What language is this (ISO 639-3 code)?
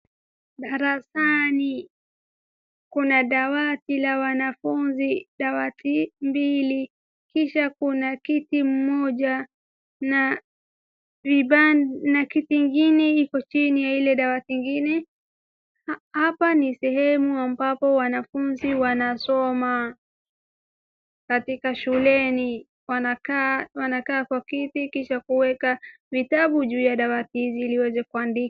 swa